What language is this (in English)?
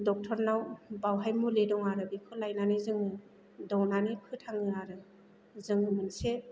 Bodo